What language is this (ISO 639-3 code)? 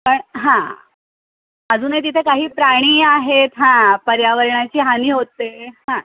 mar